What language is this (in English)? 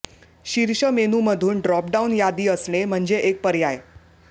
Marathi